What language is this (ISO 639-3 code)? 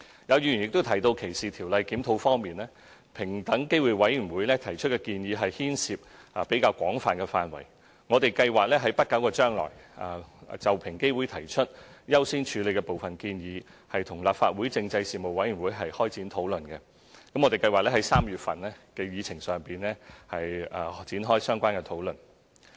yue